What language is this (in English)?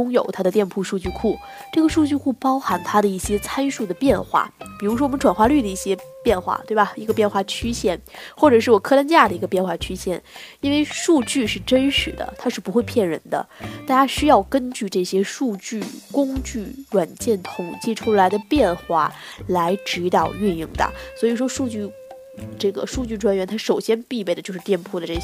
Chinese